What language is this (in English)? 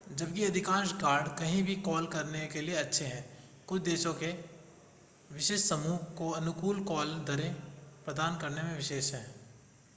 Hindi